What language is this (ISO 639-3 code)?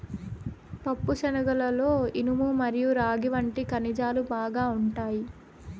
tel